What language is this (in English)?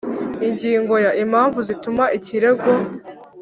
Kinyarwanda